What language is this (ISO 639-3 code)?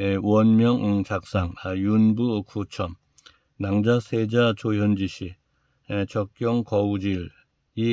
kor